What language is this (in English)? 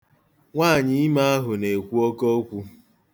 Igbo